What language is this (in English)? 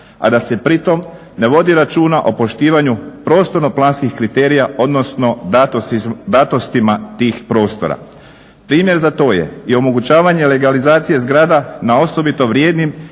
Croatian